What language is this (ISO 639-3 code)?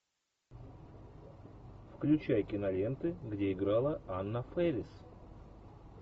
rus